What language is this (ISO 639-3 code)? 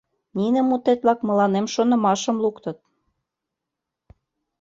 chm